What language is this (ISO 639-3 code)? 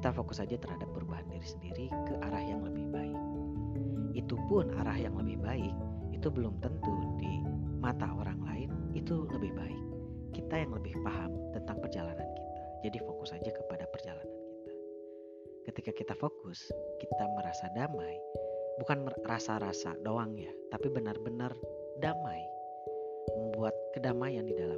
ind